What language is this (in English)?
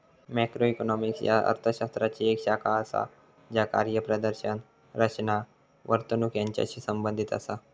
Marathi